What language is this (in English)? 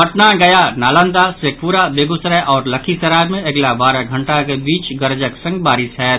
Maithili